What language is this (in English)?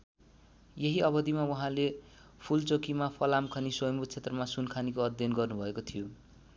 Nepali